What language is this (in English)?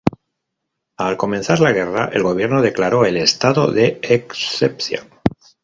Spanish